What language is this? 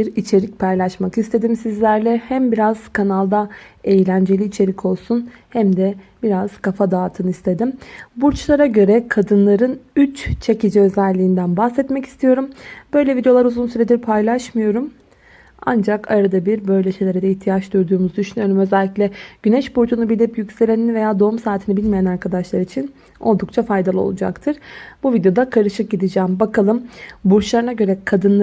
Turkish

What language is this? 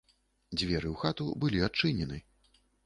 Belarusian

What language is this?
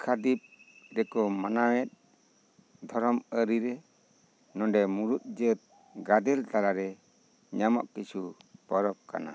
Santali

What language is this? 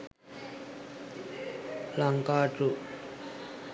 Sinhala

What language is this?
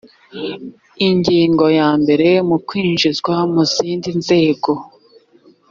Kinyarwanda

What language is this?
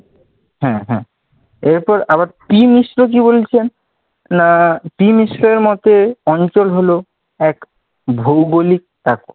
Bangla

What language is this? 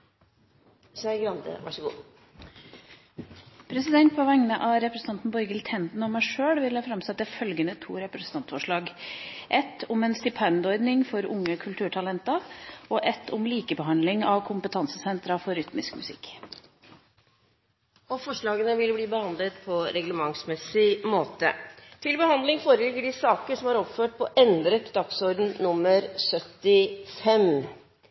Norwegian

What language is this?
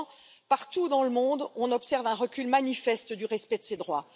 French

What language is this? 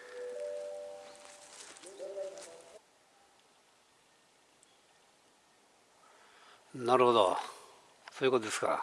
Japanese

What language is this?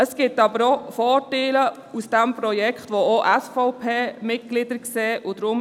Swiss German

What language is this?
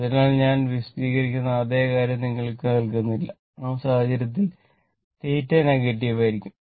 Malayalam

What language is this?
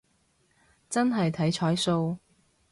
Cantonese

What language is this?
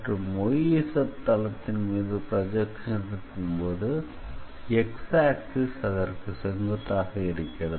Tamil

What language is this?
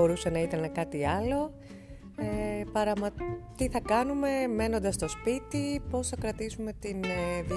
Greek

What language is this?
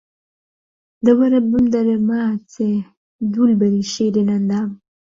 Central Kurdish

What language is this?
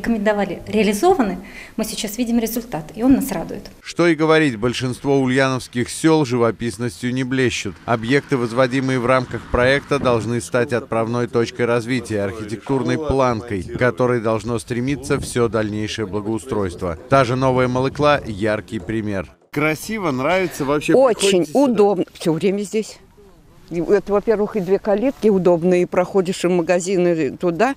Russian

